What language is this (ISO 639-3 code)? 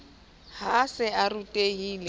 sot